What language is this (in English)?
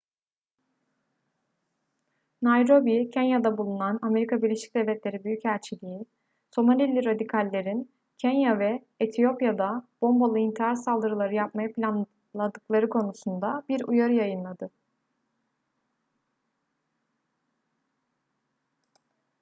Turkish